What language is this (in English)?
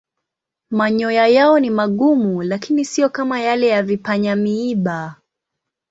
Swahili